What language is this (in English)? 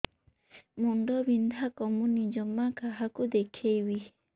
Odia